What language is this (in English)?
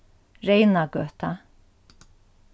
Faroese